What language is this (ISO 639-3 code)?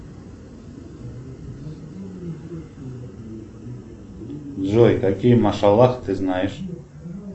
rus